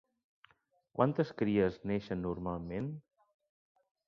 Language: Catalan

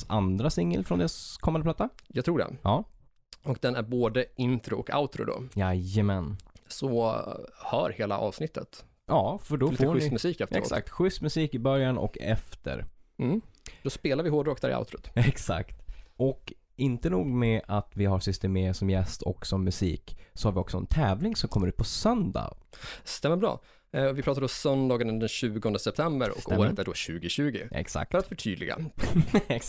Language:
Swedish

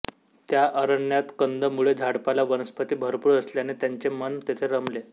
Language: Marathi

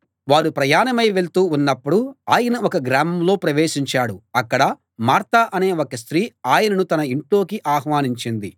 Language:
Telugu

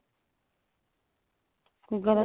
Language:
Punjabi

